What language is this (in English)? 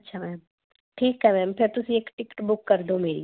Punjabi